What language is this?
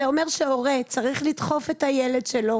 Hebrew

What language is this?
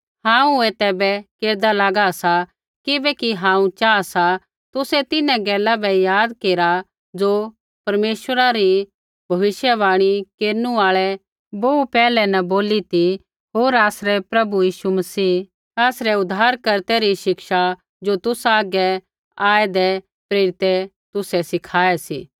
Kullu Pahari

